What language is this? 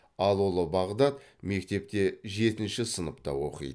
Kazakh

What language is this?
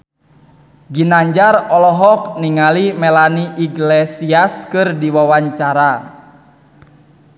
Sundanese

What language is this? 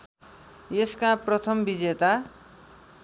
Nepali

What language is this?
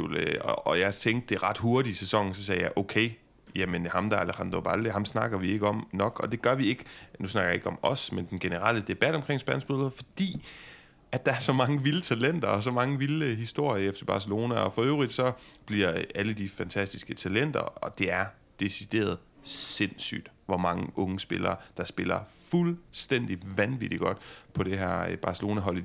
Danish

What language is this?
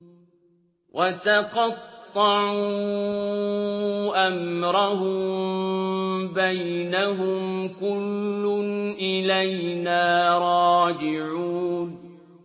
Arabic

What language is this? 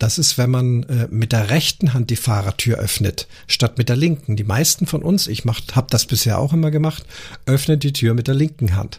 German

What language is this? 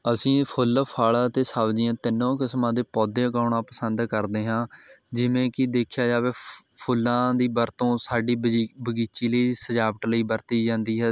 Punjabi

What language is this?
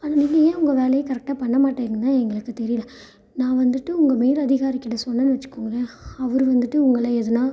Tamil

